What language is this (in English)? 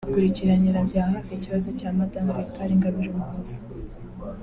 Kinyarwanda